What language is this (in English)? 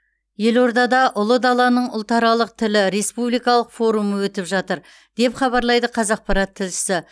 Kazakh